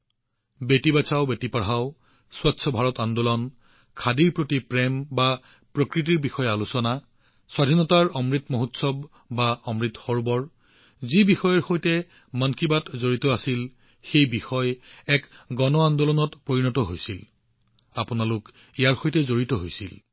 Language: Assamese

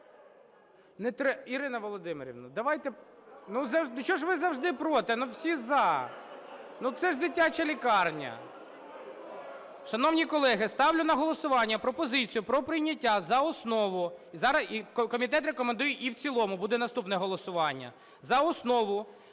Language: Ukrainian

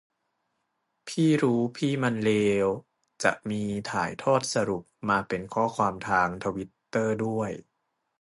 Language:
Thai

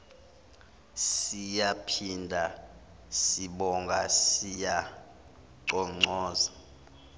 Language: Zulu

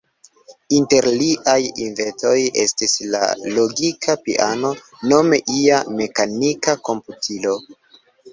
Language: Esperanto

